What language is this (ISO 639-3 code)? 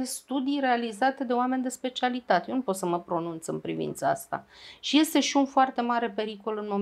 ron